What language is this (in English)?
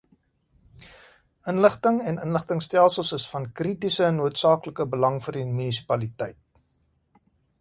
Afrikaans